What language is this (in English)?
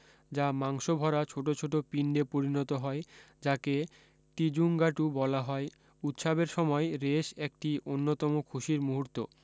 Bangla